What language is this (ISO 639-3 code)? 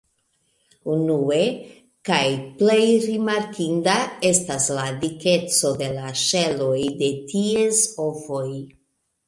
epo